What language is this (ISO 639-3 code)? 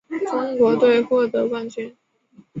zho